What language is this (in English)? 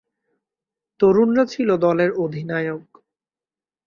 Bangla